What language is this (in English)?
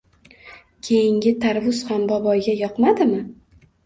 Uzbek